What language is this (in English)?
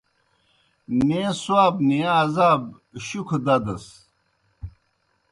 Kohistani Shina